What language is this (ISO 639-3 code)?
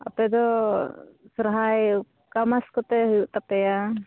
sat